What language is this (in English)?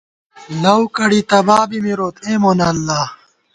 Gawar-Bati